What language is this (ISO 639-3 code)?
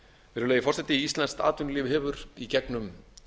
isl